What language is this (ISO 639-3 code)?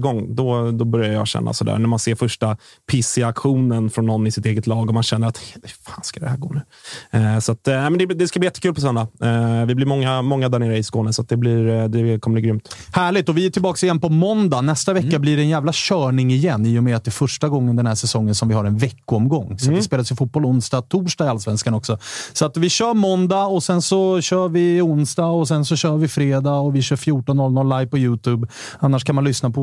swe